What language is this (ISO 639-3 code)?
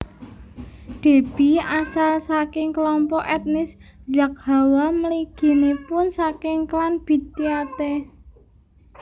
jav